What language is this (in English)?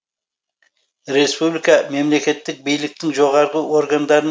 Kazakh